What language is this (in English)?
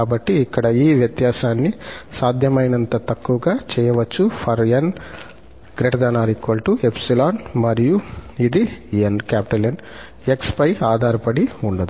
Telugu